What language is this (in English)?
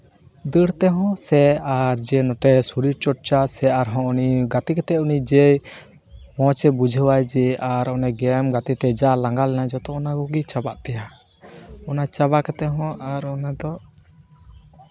Santali